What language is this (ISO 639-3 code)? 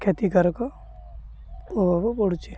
ori